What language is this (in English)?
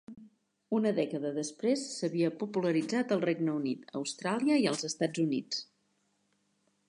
Catalan